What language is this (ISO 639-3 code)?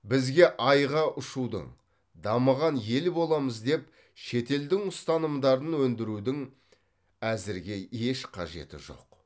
kaz